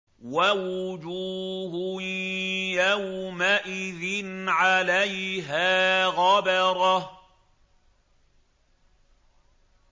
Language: Arabic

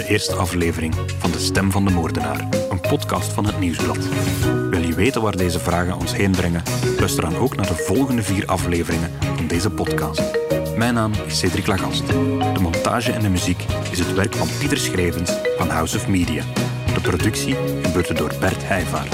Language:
Dutch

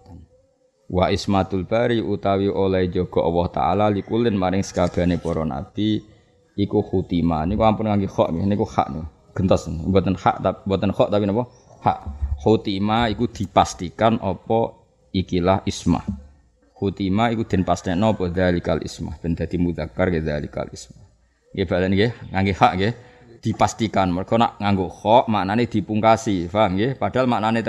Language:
Indonesian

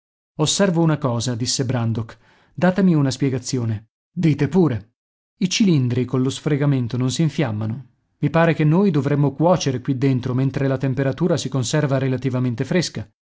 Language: Italian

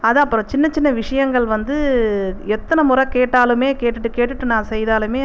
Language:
Tamil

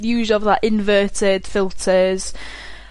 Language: Welsh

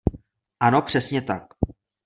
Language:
Czech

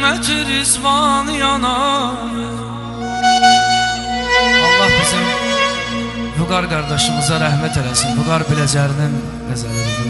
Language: Turkish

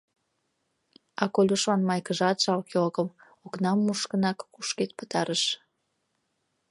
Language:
Mari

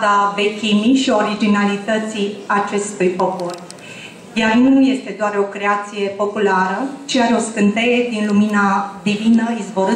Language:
Romanian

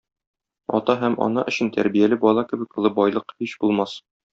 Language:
Tatar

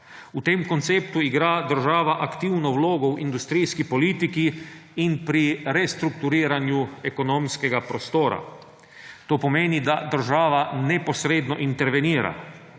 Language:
Slovenian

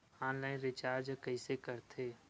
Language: Chhattisgarhi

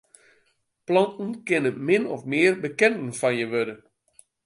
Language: Western Frisian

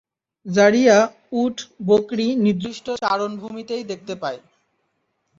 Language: Bangla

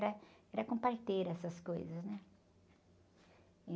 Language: Portuguese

